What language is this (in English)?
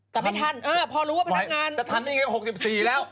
Thai